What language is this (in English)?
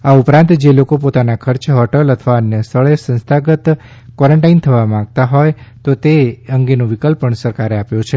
Gujarati